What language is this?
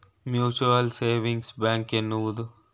Kannada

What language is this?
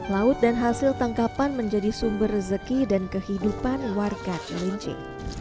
Indonesian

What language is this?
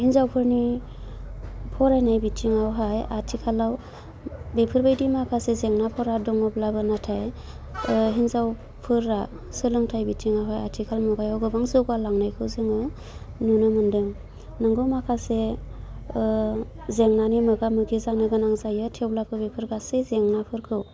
Bodo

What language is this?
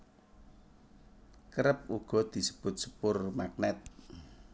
Javanese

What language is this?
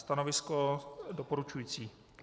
Czech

